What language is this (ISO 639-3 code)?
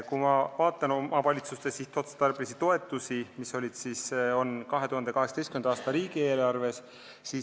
est